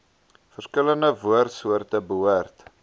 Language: Afrikaans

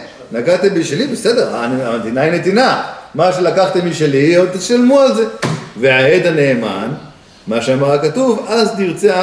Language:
Hebrew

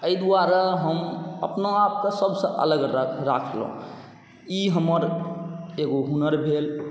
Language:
Maithili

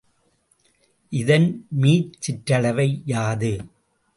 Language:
Tamil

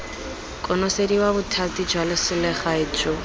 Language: Tswana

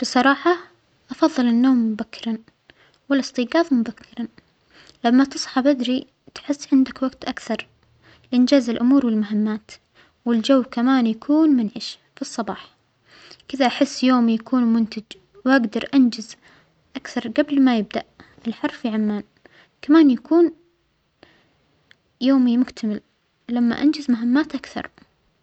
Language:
Omani Arabic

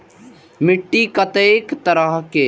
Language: Maithili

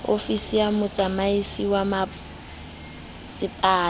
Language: Southern Sotho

